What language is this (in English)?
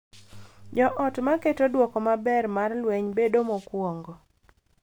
Luo (Kenya and Tanzania)